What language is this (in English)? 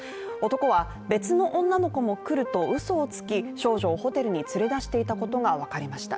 Japanese